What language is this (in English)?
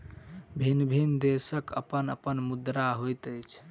Maithili